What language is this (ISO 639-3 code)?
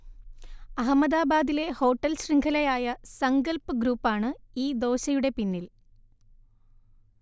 mal